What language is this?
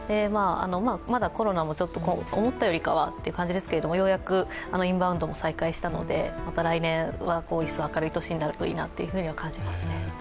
Japanese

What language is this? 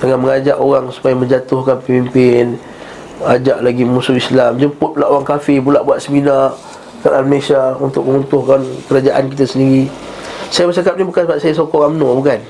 Malay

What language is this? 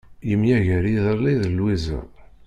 Kabyle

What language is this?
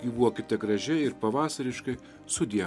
Lithuanian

